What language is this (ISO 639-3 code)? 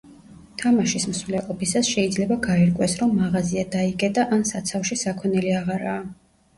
kat